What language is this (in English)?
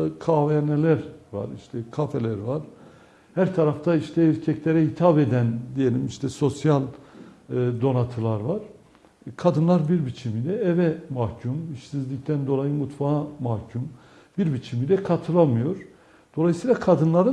Turkish